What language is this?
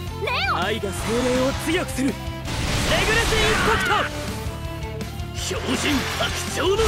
Japanese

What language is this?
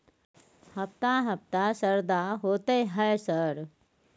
Maithili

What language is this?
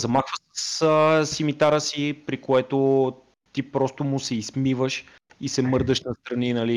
Bulgarian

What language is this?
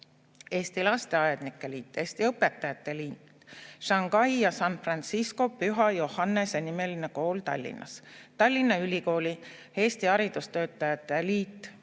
Estonian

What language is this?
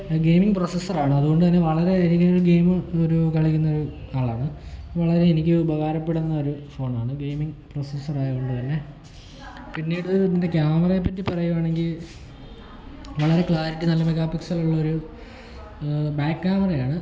Malayalam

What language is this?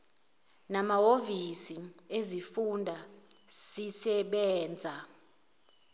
Zulu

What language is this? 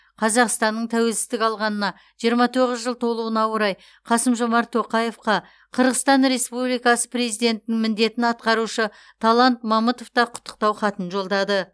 Kazakh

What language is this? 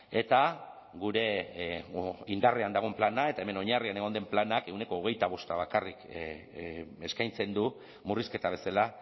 Basque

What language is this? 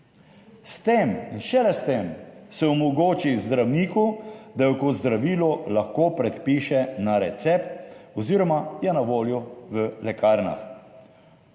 Slovenian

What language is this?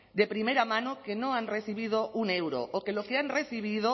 Spanish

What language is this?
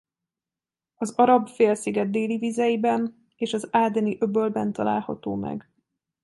Hungarian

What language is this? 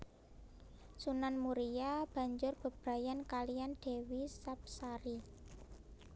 Javanese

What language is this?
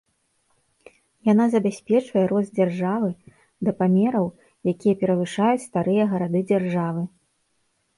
Belarusian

